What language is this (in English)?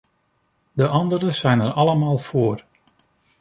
Dutch